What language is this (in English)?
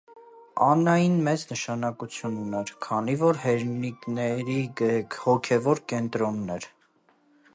Armenian